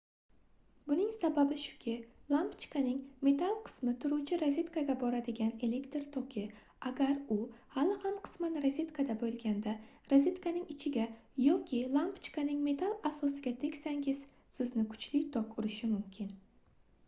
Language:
Uzbek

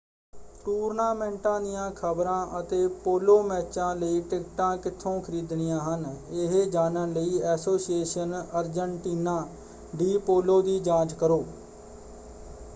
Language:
Punjabi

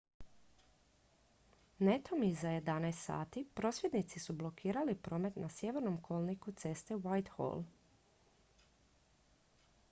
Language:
Croatian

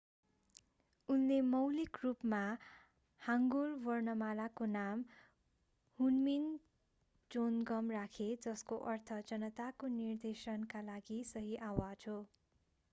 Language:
Nepali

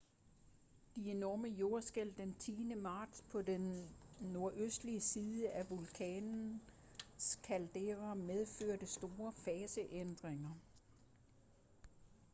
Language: Danish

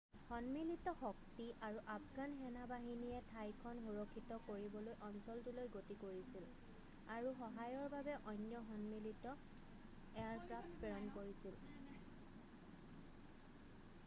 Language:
Assamese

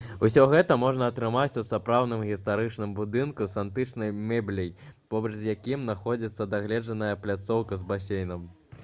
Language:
Belarusian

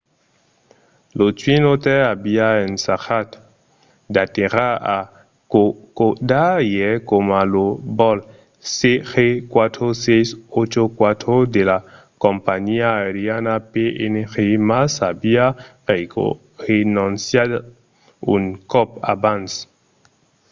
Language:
Occitan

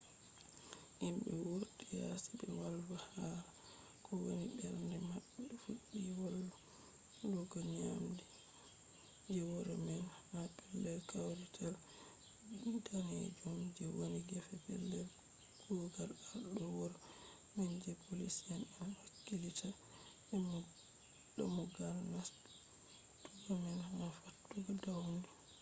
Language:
Fula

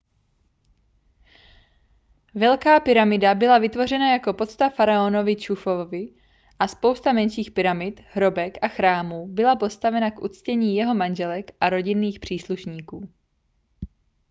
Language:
Czech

